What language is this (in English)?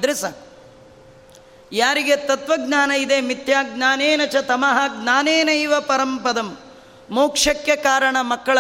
Kannada